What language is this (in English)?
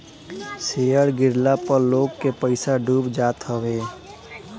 Bhojpuri